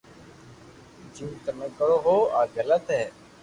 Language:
Loarki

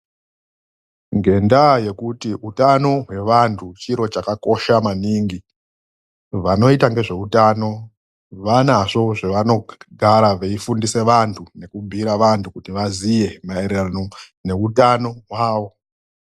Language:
Ndau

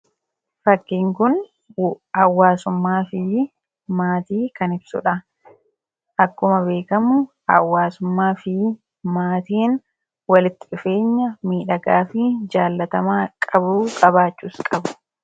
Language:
Oromo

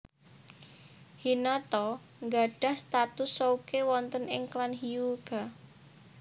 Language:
Javanese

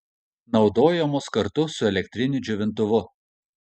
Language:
Lithuanian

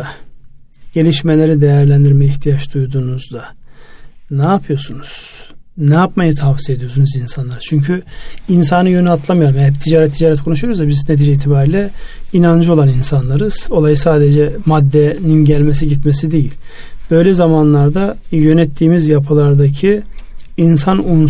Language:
Turkish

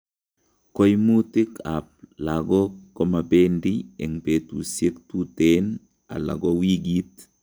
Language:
Kalenjin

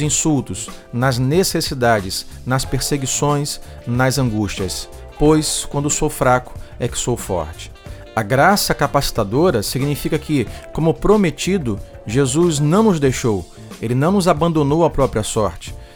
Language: Portuguese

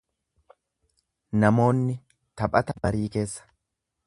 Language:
Oromo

